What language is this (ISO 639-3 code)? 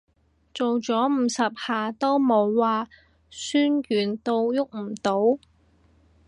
yue